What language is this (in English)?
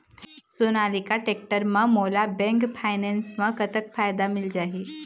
Chhattisgarhi